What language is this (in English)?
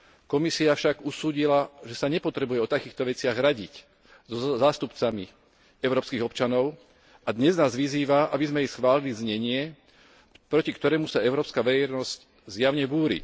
Slovak